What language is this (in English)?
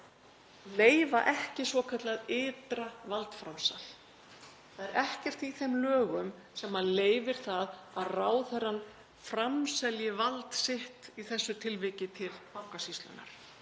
Icelandic